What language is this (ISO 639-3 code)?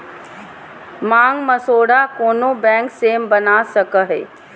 mag